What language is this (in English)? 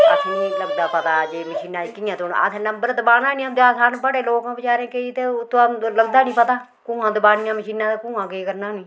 Dogri